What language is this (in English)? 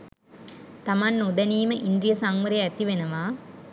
Sinhala